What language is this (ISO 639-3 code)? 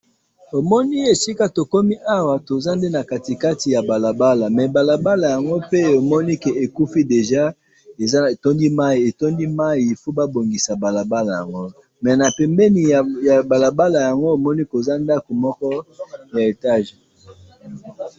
lin